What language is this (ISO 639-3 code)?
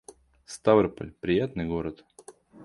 rus